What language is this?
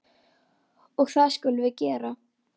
Icelandic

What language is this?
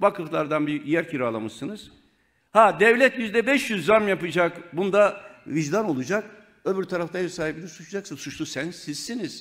Turkish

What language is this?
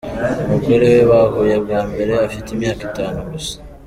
Kinyarwanda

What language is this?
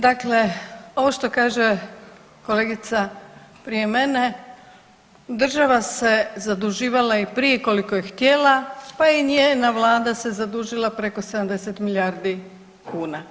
Croatian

